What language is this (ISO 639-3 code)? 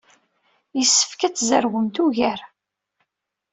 kab